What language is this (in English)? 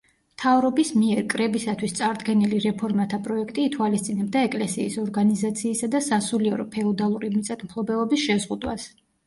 Georgian